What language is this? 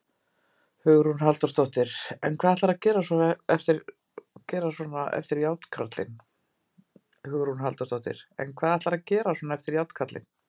Icelandic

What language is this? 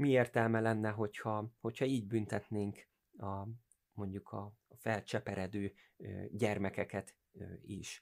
Hungarian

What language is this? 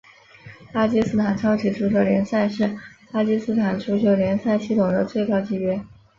Chinese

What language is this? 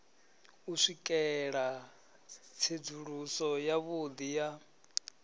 Venda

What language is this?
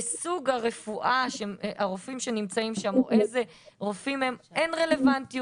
Hebrew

